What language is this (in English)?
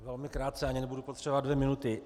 Czech